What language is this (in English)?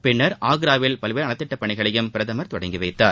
Tamil